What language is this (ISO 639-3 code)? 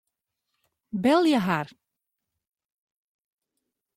fry